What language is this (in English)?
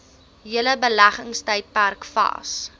Afrikaans